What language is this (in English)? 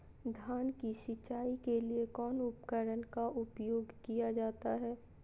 Magahi